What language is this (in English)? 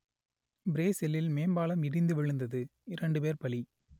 Tamil